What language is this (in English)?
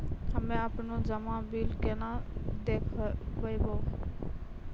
Maithili